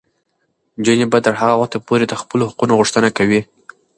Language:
Pashto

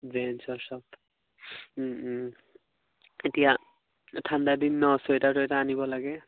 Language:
Assamese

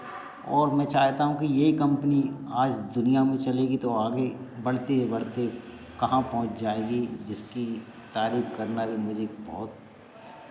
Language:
Hindi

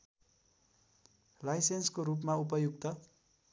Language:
Nepali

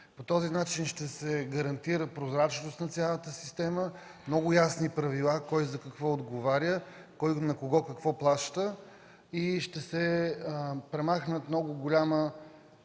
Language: Bulgarian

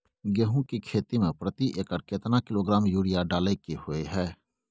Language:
Maithili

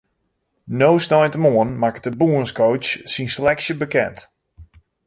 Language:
Western Frisian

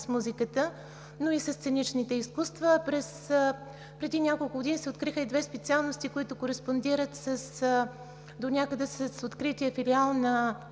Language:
Bulgarian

